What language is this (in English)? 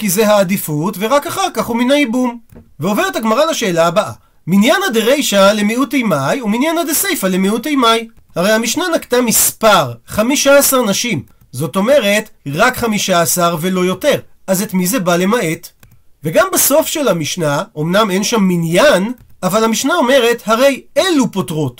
Hebrew